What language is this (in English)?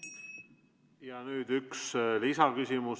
Estonian